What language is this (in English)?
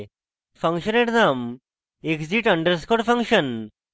Bangla